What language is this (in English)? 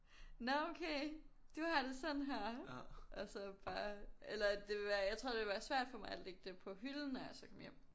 Danish